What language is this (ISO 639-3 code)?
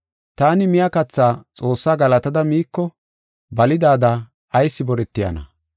gof